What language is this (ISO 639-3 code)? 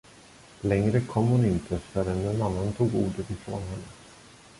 swe